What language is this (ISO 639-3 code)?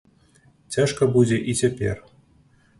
bel